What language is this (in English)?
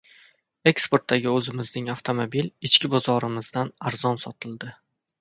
Uzbek